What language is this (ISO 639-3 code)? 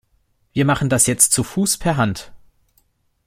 deu